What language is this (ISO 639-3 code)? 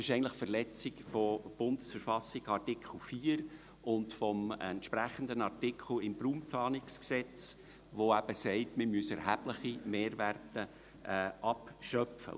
gsw